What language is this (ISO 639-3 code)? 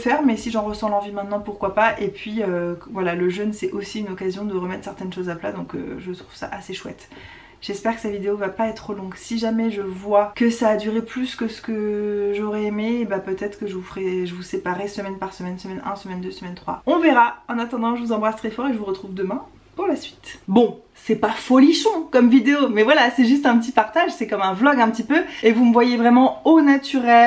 fra